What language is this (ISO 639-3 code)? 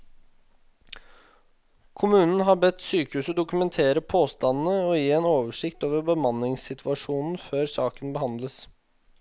nor